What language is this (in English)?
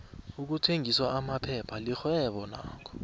South Ndebele